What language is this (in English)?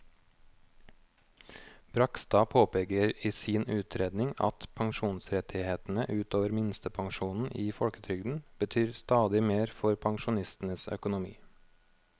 Norwegian